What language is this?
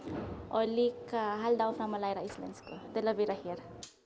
Icelandic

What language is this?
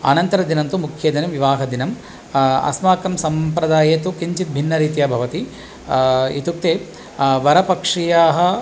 Sanskrit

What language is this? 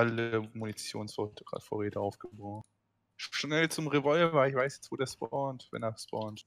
German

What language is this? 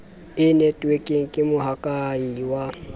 Southern Sotho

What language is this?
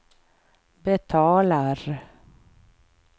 Swedish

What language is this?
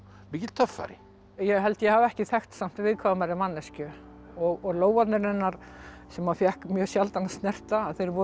Icelandic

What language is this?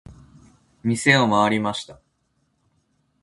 Japanese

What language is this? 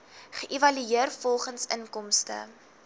Afrikaans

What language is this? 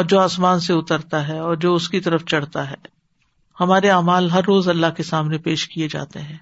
Urdu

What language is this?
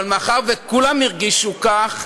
Hebrew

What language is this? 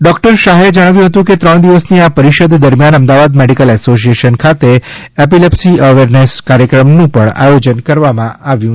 Gujarati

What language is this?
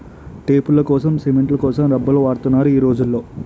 Telugu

